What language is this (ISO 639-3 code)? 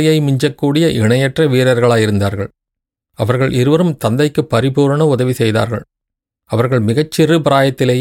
tam